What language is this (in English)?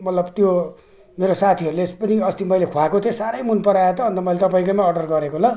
Nepali